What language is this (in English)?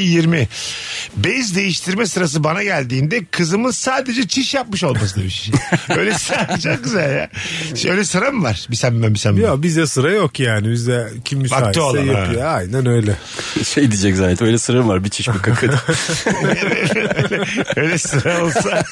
Turkish